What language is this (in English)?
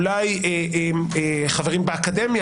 Hebrew